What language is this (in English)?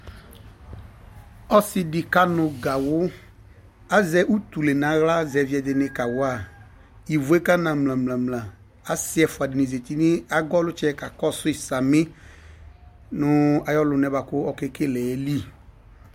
Ikposo